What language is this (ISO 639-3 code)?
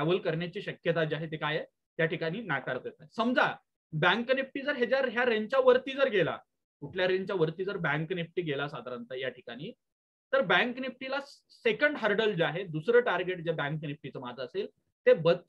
hin